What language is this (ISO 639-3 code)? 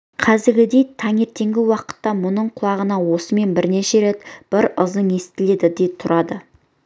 kaz